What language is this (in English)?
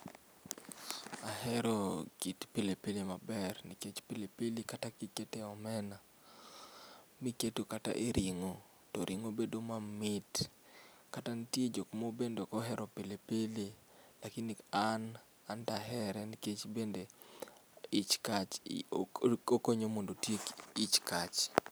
Luo (Kenya and Tanzania)